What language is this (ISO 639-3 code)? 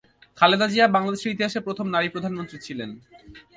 ben